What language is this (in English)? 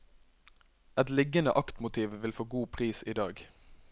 Norwegian